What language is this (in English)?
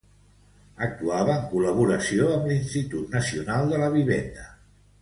Catalan